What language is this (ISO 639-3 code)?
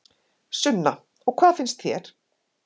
isl